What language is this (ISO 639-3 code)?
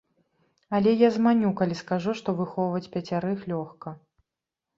bel